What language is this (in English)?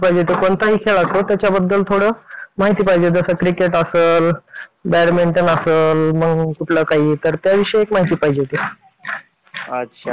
Marathi